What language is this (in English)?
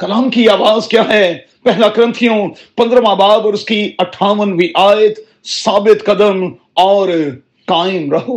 Urdu